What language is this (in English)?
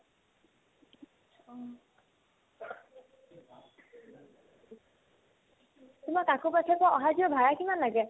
Assamese